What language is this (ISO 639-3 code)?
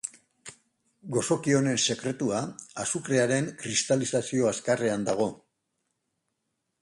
eus